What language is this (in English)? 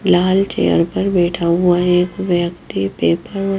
Hindi